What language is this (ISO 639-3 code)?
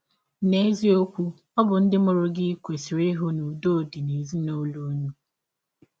ibo